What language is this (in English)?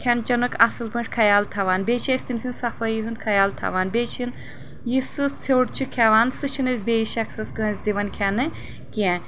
Kashmiri